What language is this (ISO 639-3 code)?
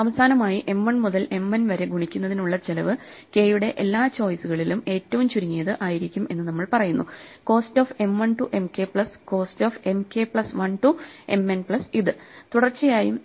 mal